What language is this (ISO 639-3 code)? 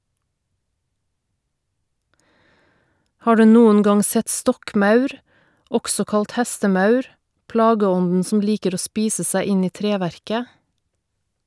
nor